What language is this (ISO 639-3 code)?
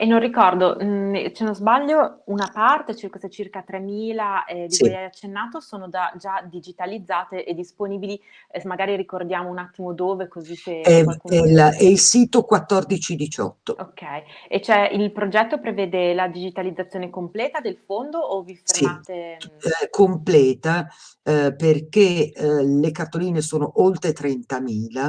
ita